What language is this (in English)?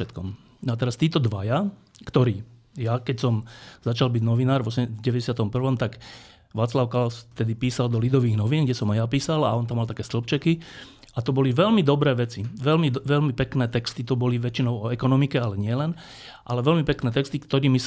Slovak